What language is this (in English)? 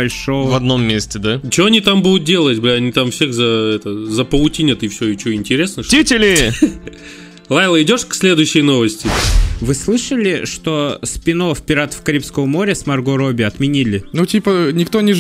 Russian